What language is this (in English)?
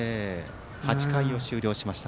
Japanese